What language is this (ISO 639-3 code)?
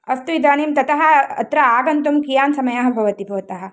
san